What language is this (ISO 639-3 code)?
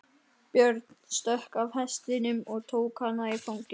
isl